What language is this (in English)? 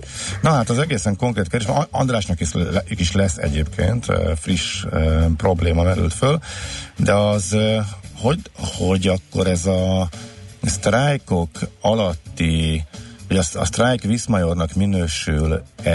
Hungarian